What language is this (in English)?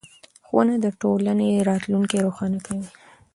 Pashto